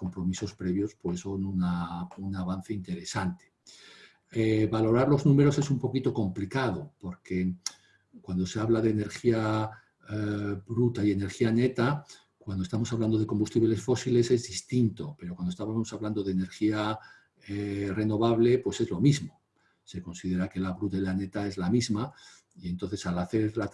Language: Spanish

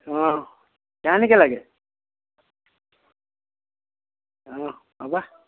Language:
Assamese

